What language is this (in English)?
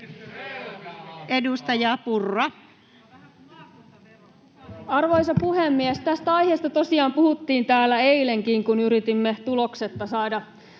Finnish